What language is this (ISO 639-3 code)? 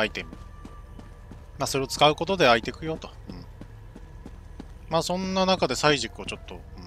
jpn